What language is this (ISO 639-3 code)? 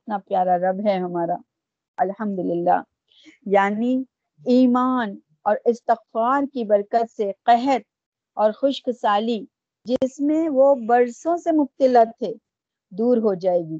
urd